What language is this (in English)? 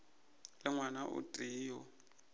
Northern Sotho